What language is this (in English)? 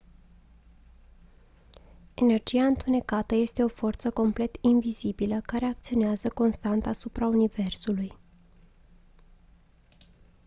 Romanian